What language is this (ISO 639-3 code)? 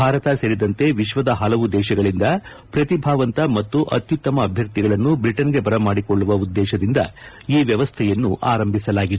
kan